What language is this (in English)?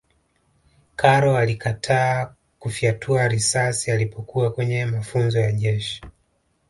Swahili